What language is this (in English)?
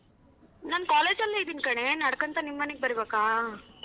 Kannada